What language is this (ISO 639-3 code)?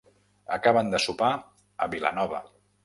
cat